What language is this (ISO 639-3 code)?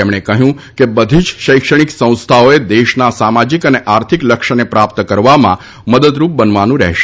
guj